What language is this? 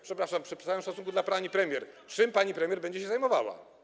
Polish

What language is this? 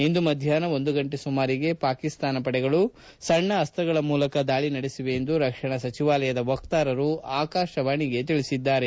Kannada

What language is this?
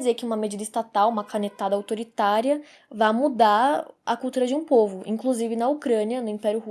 Portuguese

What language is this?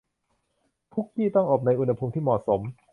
Thai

